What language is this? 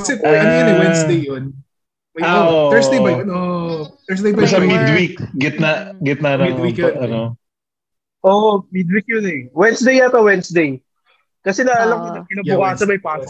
Filipino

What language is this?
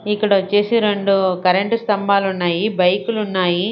Telugu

